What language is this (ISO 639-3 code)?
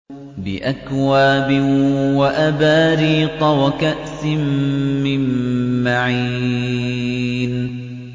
ara